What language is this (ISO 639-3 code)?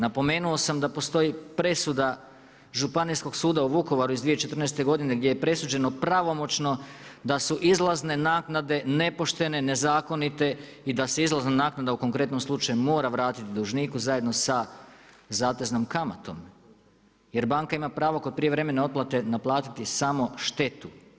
hrv